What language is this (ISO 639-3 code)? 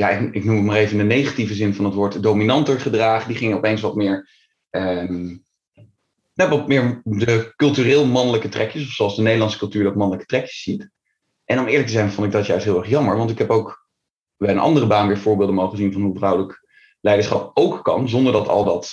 nld